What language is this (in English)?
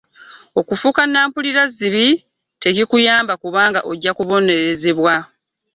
Ganda